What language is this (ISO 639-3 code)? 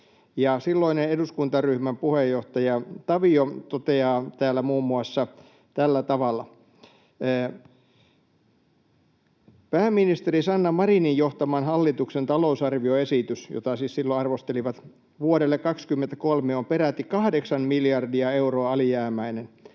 fin